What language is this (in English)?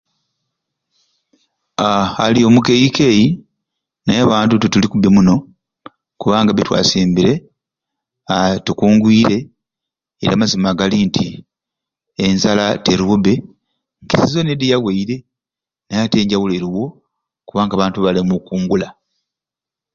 Ruuli